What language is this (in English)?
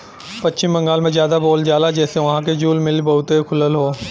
Bhojpuri